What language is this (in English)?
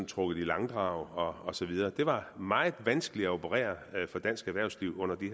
Danish